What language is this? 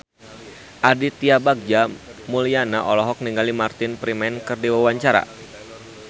Sundanese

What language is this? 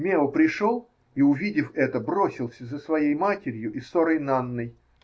Russian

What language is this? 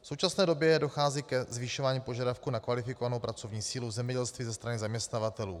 Czech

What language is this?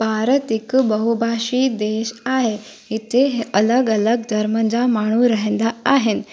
Sindhi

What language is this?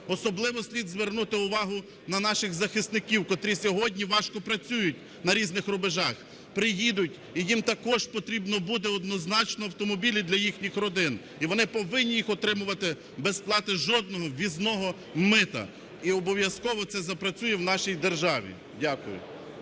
Ukrainian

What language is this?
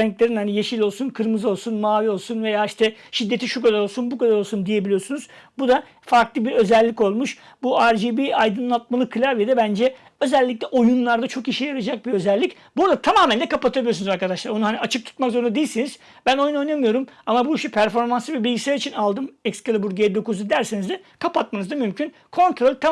Turkish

